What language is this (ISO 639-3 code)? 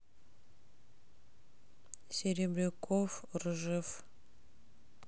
rus